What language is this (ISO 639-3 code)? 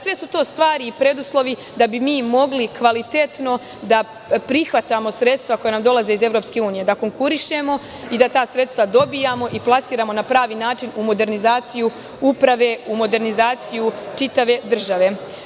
srp